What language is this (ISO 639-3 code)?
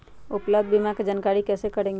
mag